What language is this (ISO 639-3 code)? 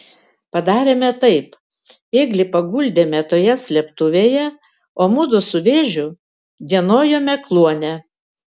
lit